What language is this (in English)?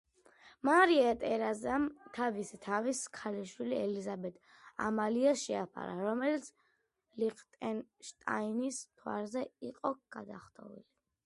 Georgian